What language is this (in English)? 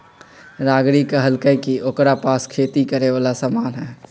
Magahi